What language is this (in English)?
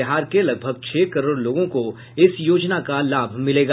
Hindi